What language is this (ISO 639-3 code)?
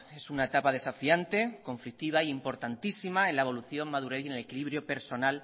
spa